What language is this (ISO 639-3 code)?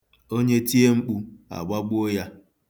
ibo